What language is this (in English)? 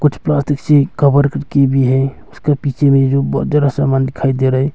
Hindi